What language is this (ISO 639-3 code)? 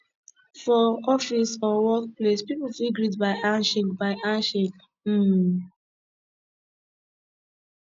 pcm